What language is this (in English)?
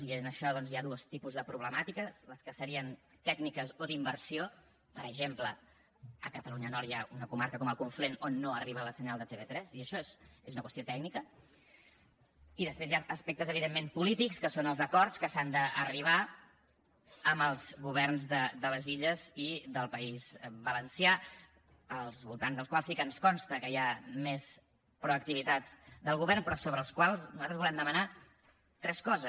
Catalan